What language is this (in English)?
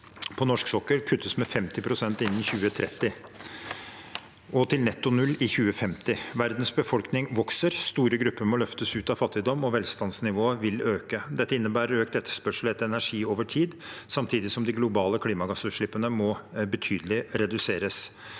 Norwegian